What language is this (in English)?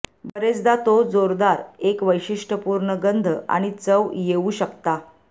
Marathi